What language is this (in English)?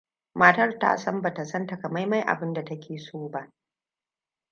Hausa